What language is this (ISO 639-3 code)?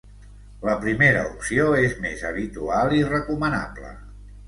cat